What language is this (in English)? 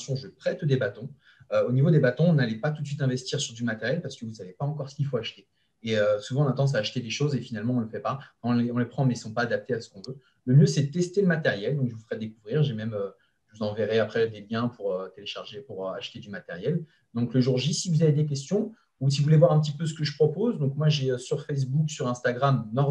French